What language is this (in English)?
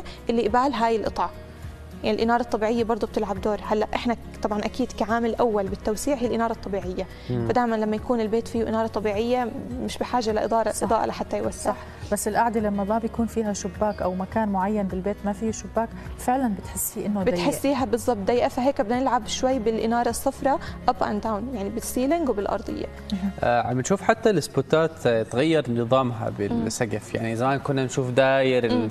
Arabic